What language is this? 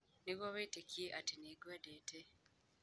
Kikuyu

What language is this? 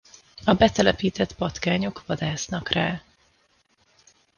Hungarian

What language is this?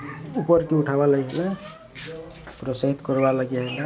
Odia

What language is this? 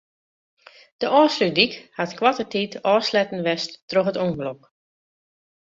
Western Frisian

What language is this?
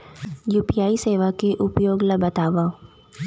Chhattisgarhi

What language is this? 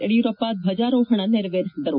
Kannada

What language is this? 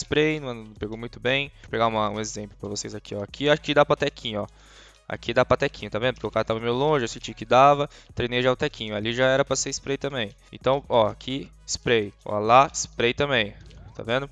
Portuguese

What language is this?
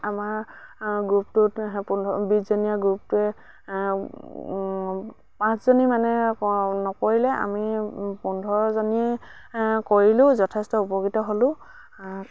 Assamese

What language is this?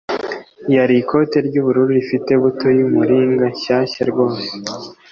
Kinyarwanda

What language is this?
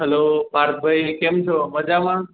Gujarati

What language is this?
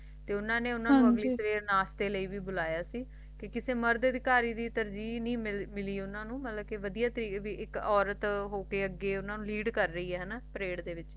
Punjabi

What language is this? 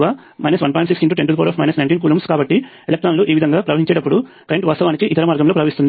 Telugu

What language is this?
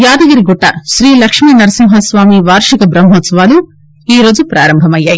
Telugu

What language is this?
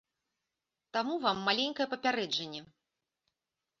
Belarusian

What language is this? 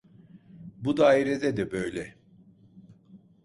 Turkish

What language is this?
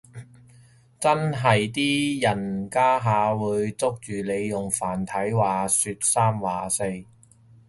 Cantonese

